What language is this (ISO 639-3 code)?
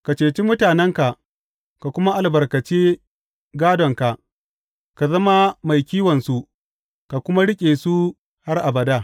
hau